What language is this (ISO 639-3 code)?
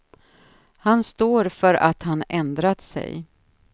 swe